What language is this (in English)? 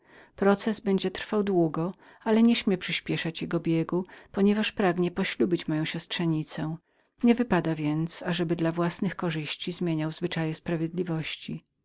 Polish